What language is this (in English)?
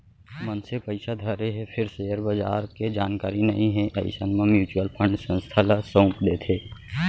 Chhattisgarhi